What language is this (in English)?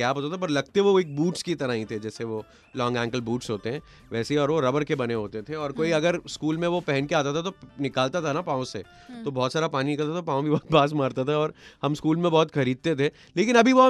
Hindi